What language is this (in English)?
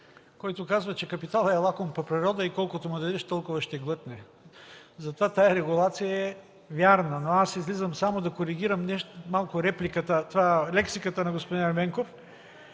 Bulgarian